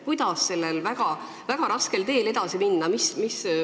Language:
Estonian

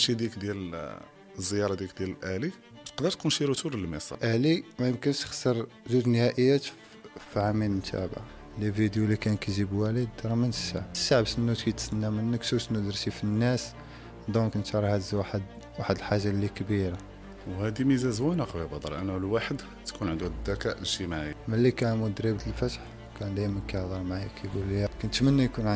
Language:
Arabic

